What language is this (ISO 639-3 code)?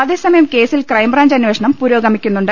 mal